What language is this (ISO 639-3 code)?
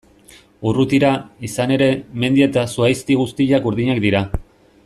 eus